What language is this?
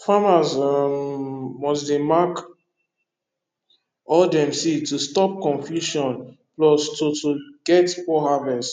Nigerian Pidgin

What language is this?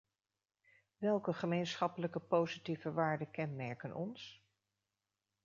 Dutch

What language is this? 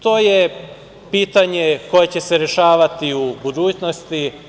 Serbian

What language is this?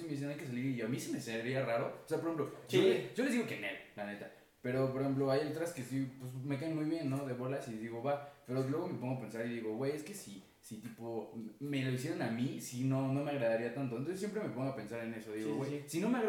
Spanish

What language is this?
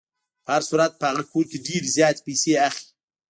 Pashto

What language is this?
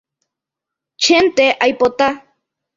Guarani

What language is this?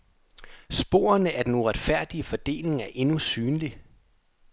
Danish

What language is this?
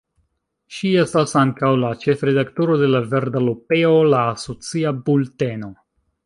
Esperanto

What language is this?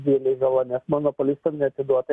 Lithuanian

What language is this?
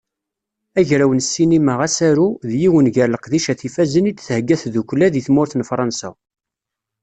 Kabyle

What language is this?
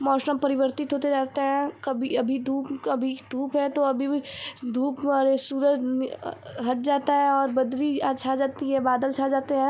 Hindi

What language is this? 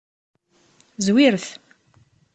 Kabyle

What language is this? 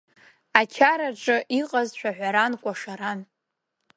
Abkhazian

